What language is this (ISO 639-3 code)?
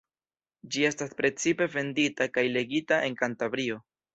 epo